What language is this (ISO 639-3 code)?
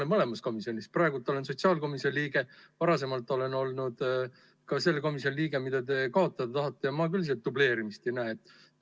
est